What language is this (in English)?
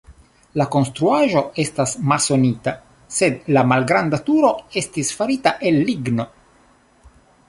Esperanto